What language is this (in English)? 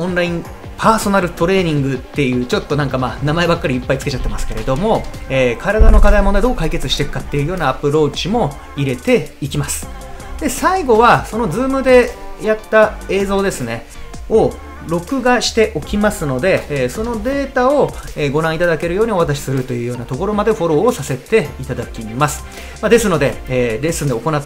Japanese